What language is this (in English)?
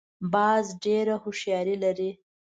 Pashto